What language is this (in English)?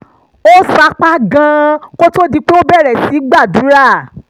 Yoruba